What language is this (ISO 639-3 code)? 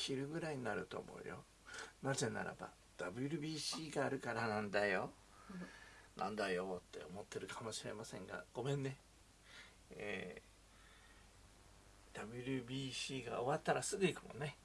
jpn